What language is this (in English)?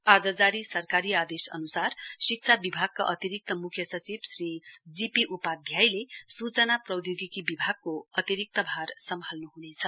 Nepali